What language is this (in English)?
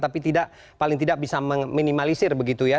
Indonesian